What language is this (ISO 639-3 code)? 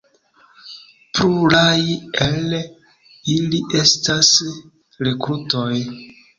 epo